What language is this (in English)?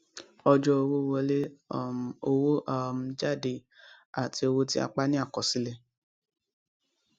Yoruba